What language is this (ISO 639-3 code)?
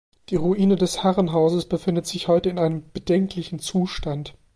deu